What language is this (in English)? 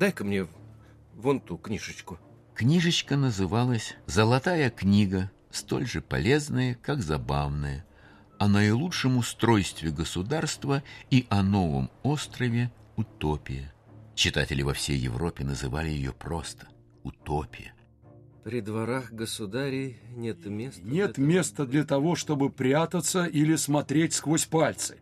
Russian